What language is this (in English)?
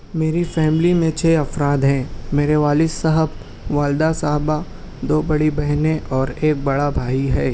Urdu